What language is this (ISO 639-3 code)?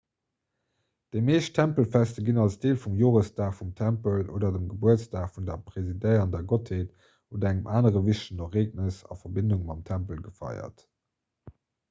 ltz